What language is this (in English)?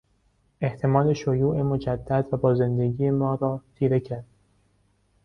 Persian